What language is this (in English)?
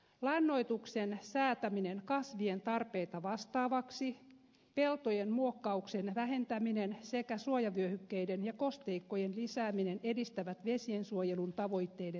Finnish